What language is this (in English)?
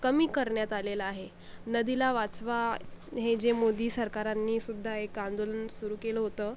Marathi